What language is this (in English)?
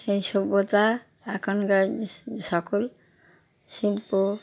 Bangla